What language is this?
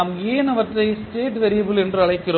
Tamil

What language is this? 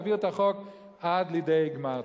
Hebrew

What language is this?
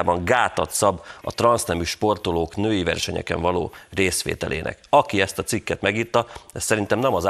Hungarian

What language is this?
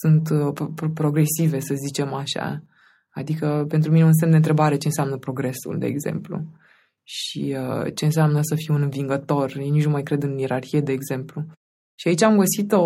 Romanian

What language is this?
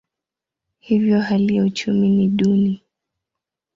Swahili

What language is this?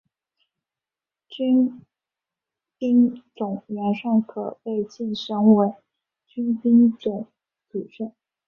Chinese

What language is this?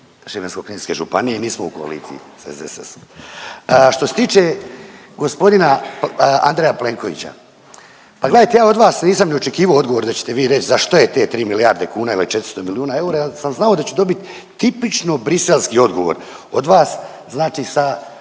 Croatian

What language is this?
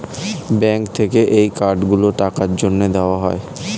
Bangla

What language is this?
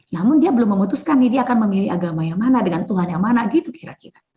Indonesian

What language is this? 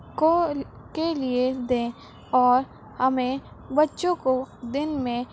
Urdu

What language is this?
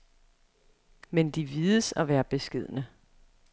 Danish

